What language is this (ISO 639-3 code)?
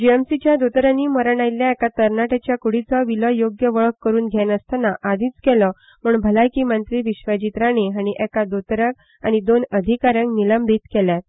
kok